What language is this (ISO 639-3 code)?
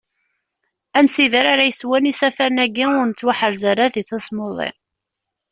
kab